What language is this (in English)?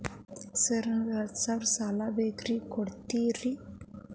Kannada